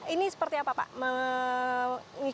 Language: Indonesian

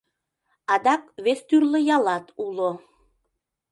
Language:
Mari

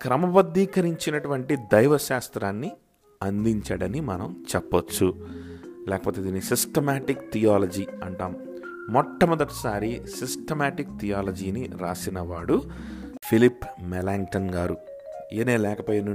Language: Telugu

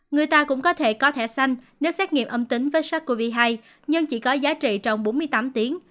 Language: Vietnamese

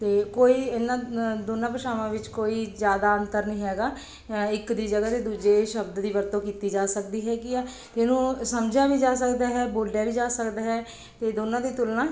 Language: Punjabi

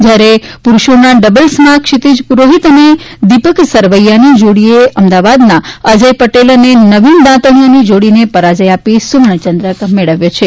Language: Gujarati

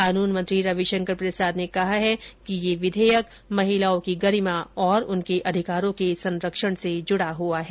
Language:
Hindi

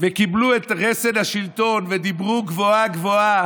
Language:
Hebrew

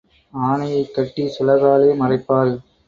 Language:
Tamil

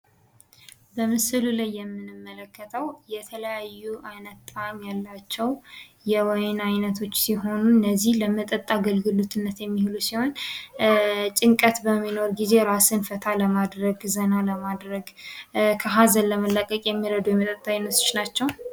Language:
Amharic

